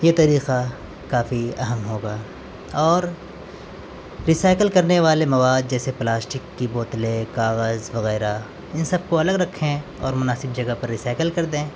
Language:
Urdu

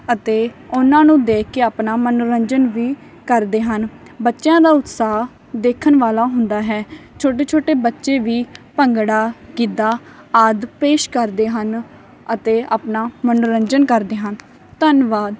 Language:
Punjabi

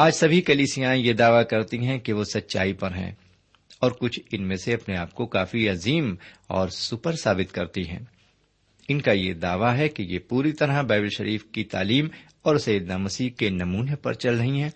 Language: Urdu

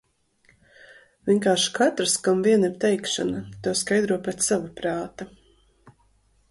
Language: Latvian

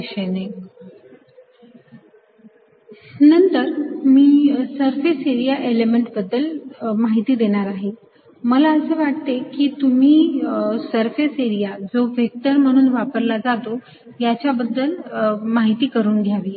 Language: Marathi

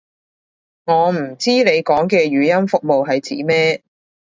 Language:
Cantonese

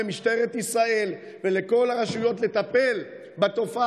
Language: Hebrew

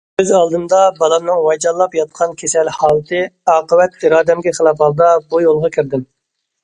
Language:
Uyghur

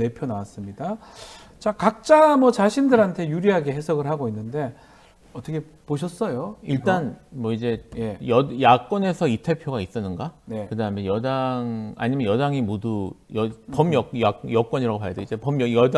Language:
Korean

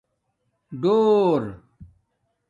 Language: Domaaki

